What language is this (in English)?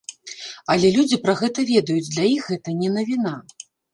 Belarusian